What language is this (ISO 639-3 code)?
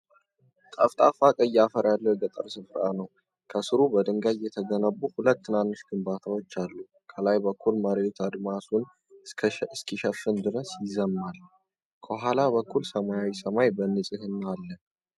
amh